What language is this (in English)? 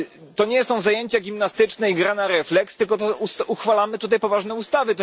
Polish